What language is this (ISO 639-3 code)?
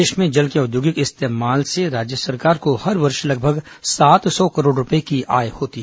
hin